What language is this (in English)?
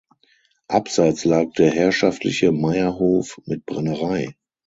German